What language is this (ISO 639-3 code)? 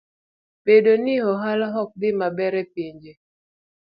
luo